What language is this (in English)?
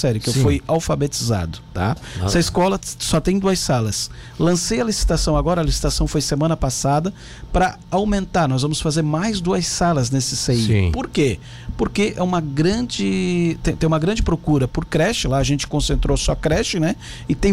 Portuguese